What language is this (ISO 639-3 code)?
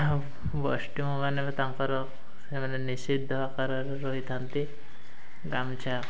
ori